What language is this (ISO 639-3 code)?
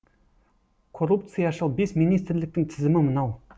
kaz